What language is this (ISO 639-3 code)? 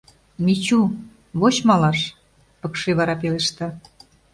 chm